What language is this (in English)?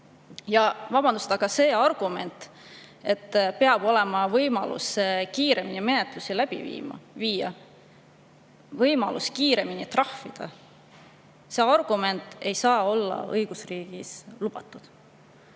Estonian